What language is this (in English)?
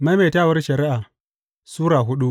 Hausa